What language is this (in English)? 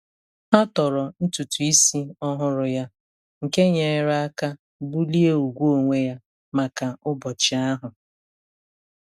Igbo